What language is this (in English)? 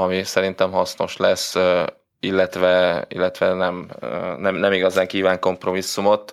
Hungarian